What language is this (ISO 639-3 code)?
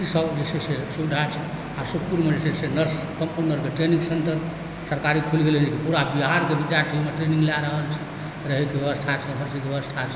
mai